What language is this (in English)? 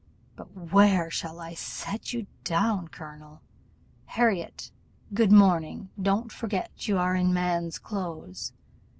English